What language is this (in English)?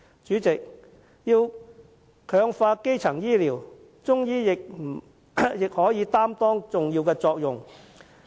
Cantonese